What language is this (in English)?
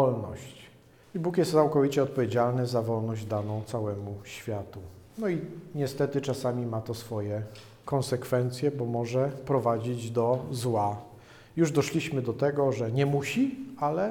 Polish